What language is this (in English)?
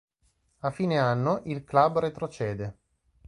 Italian